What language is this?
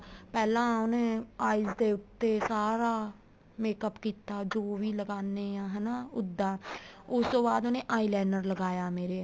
Punjabi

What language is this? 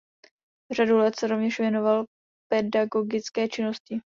Czech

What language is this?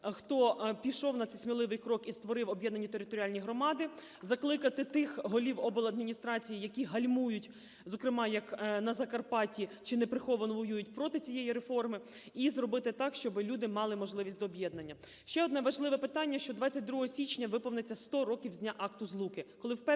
Ukrainian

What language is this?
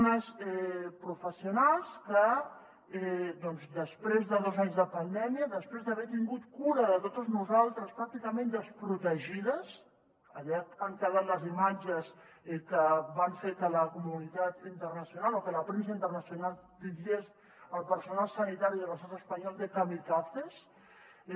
Catalan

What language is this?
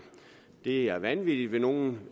Danish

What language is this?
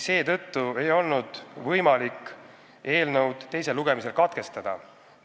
Estonian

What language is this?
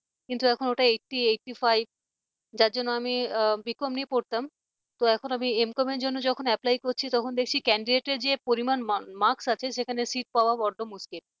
Bangla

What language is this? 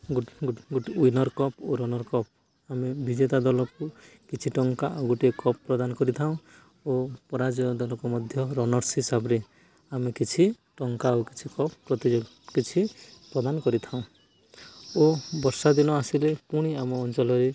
Odia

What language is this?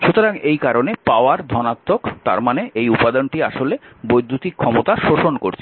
Bangla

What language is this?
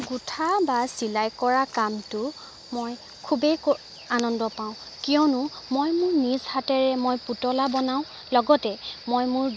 Assamese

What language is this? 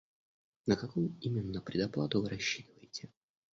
Russian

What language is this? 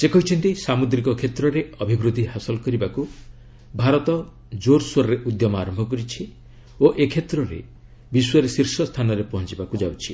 Odia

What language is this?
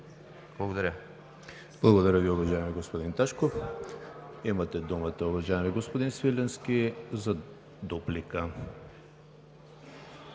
Bulgarian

